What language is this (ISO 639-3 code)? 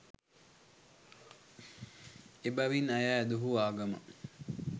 sin